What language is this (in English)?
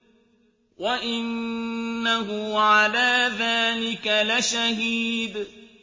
Arabic